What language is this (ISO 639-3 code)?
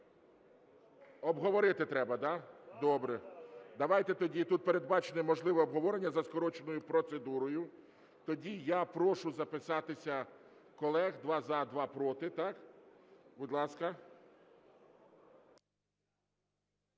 ukr